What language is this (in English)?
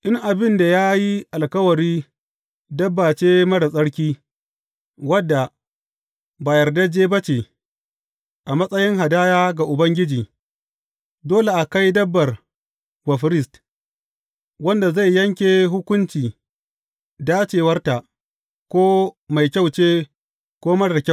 Hausa